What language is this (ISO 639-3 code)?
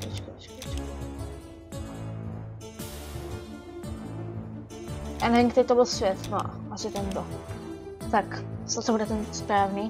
ces